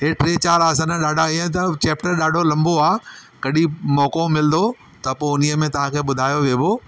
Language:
Sindhi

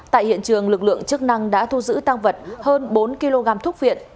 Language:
Vietnamese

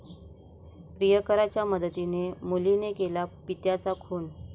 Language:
Marathi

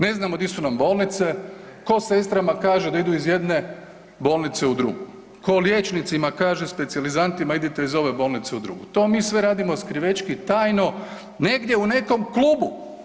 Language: Croatian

